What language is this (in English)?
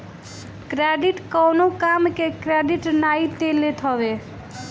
Bhojpuri